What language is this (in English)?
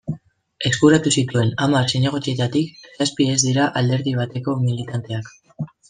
Basque